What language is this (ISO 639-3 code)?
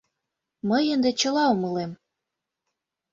chm